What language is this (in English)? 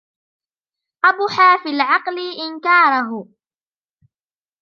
Arabic